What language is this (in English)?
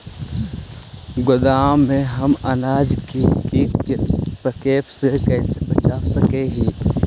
Magahi